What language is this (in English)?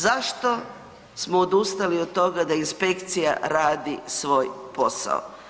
Croatian